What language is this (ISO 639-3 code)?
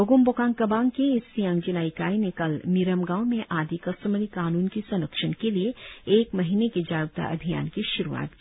hin